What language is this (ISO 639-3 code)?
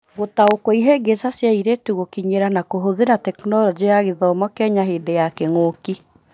kik